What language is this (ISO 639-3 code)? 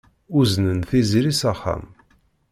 kab